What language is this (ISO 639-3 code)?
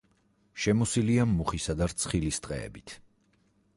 kat